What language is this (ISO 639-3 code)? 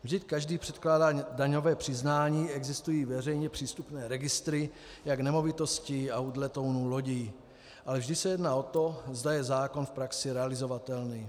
ces